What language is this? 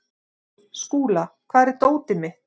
Icelandic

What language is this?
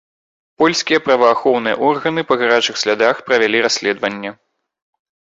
Belarusian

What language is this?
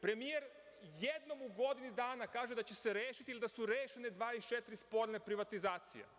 Serbian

